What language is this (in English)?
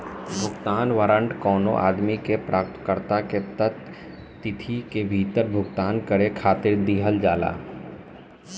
Bhojpuri